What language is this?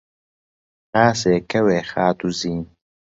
Central Kurdish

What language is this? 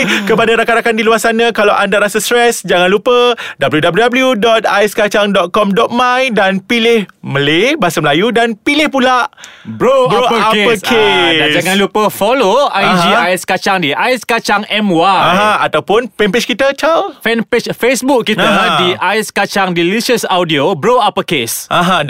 Malay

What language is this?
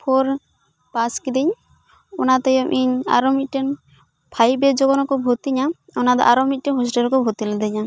Santali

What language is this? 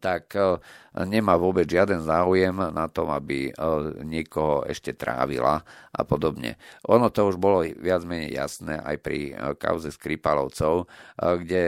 Slovak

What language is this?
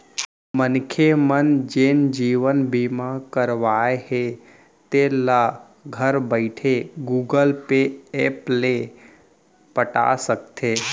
Chhattisgarhi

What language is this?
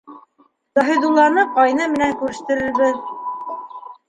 Bashkir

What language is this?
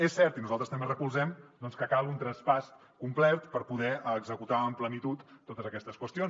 Catalan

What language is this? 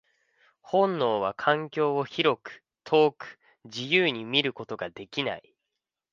Japanese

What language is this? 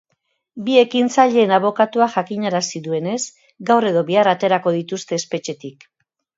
Basque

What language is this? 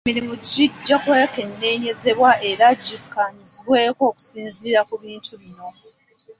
Ganda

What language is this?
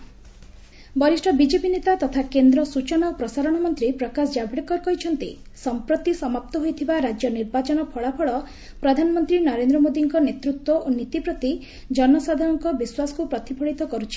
Odia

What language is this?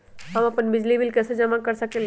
Magahi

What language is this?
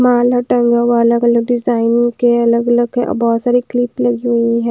Hindi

